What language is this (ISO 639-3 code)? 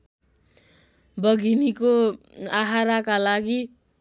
nep